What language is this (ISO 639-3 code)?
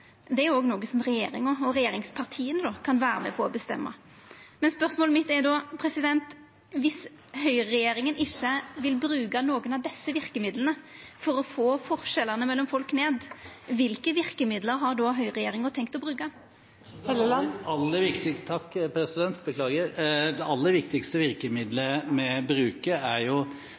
nor